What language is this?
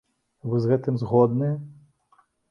Belarusian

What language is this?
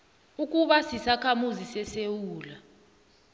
South Ndebele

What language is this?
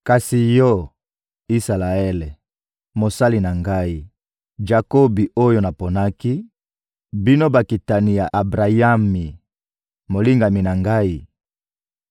Lingala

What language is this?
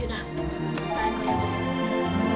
Indonesian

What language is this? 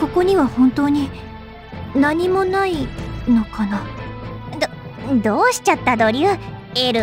Japanese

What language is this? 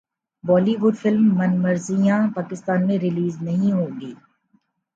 Urdu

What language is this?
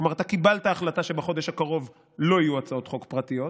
Hebrew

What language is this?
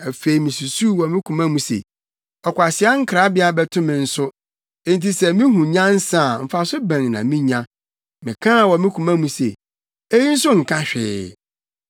Akan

